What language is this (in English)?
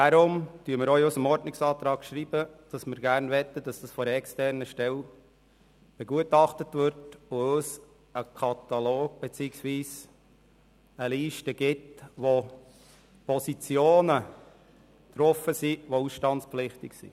Swiss German